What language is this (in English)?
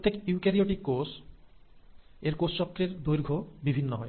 Bangla